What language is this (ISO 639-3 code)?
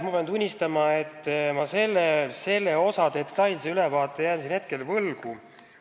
est